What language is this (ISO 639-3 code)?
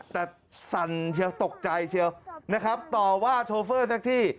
tha